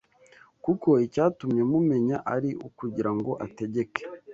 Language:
Kinyarwanda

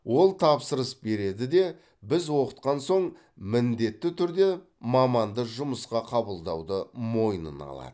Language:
Kazakh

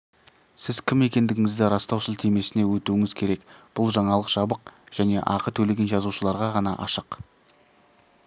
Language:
Kazakh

